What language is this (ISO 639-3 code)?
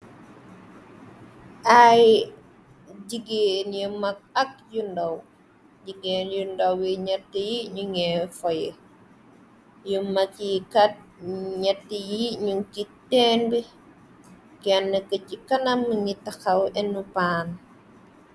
wol